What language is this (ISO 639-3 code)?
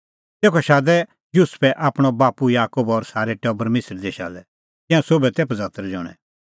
kfx